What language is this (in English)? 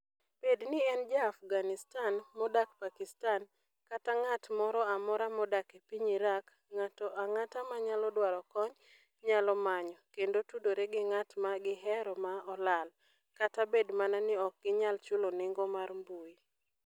Luo (Kenya and Tanzania)